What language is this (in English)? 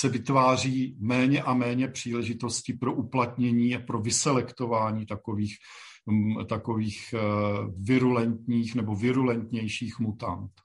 Czech